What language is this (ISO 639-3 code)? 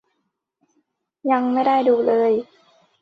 tha